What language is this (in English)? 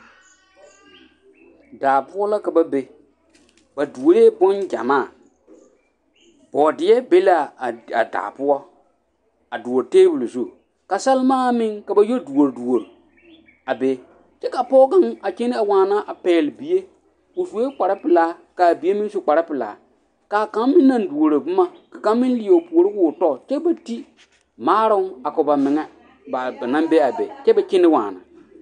Southern Dagaare